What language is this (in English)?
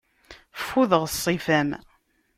Kabyle